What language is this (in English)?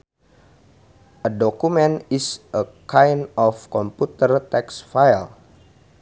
Sundanese